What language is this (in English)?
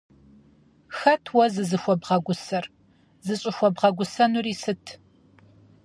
Kabardian